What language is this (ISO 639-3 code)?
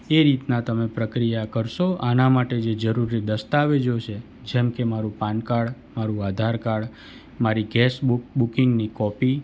guj